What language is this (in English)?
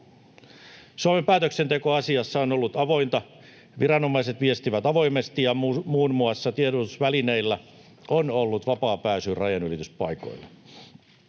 Finnish